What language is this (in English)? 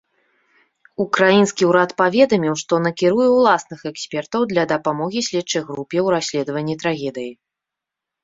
Belarusian